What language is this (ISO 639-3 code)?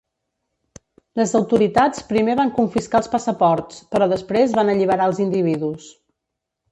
cat